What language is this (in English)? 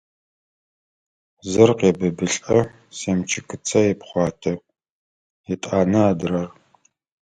Adyghe